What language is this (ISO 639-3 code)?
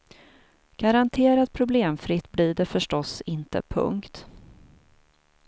swe